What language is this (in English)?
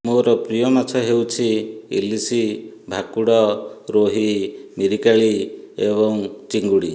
Odia